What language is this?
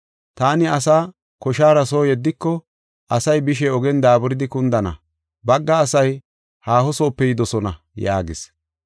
Gofa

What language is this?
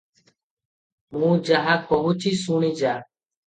Odia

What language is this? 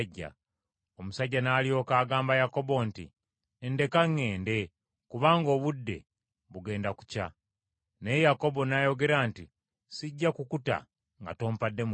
Ganda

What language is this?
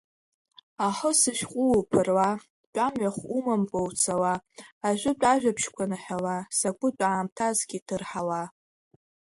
Abkhazian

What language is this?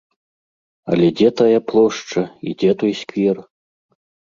Belarusian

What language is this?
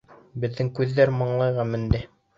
Bashkir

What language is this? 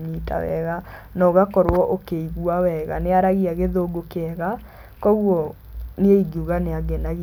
Kikuyu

